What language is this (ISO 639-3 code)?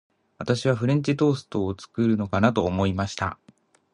jpn